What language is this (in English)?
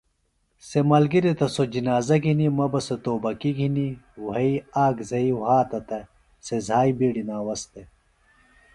Phalura